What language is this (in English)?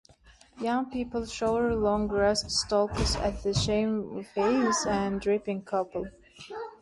English